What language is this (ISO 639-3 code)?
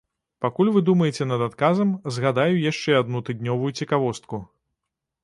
bel